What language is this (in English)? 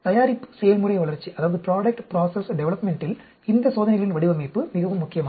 Tamil